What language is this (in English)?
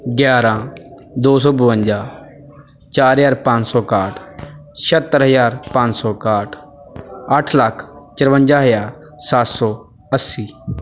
Punjabi